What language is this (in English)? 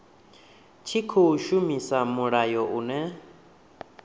Venda